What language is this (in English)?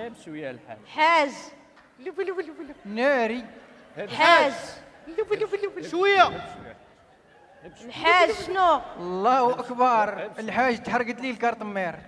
Arabic